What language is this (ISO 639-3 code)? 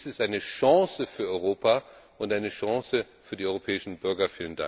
deu